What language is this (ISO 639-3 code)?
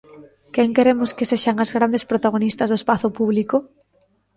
glg